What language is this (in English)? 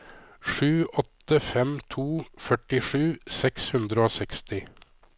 Norwegian